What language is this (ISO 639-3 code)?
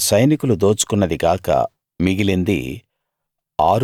tel